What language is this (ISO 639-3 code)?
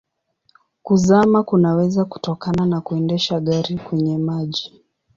swa